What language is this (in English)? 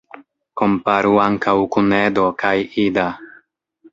Esperanto